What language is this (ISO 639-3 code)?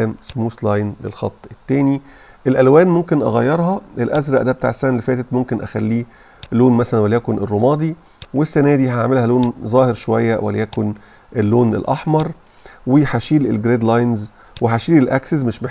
ara